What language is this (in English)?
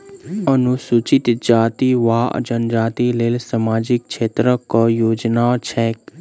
Maithili